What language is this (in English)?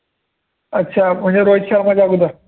Marathi